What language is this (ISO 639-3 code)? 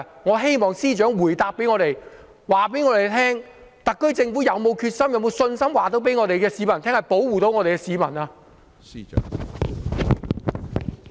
yue